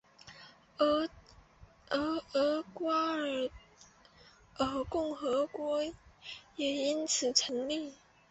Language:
Chinese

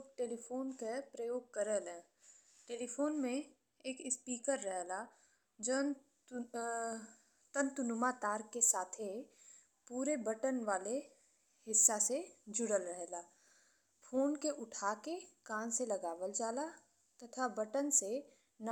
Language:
Bhojpuri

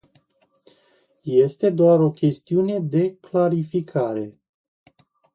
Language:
Romanian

